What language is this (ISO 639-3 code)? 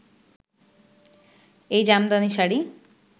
ben